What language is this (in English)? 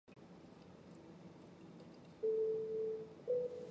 Chinese